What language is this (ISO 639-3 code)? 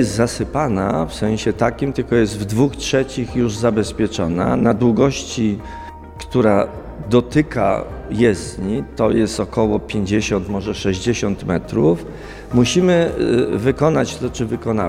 pol